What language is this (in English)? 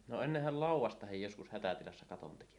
Finnish